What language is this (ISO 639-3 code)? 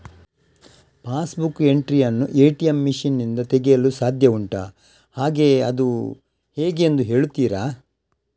kan